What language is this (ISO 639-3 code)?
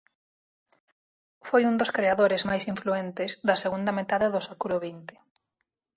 glg